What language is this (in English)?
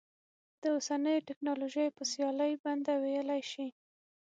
Pashto